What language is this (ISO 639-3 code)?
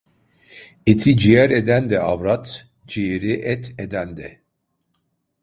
tur